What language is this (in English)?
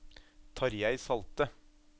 Norwegian